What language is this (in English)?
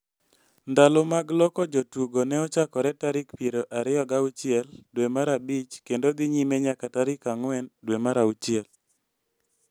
Luo (Kenya and Tanzania)